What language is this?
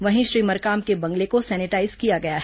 Hindi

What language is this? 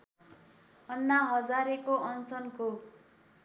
Nepali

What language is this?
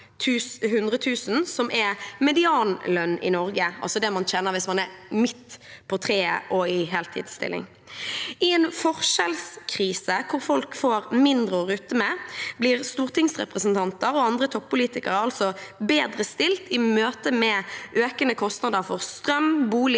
Norwegian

